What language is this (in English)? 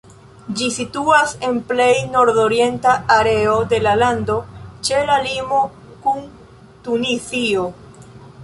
Esperanto